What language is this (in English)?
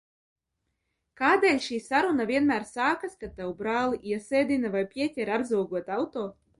Latvian